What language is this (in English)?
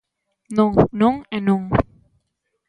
Galician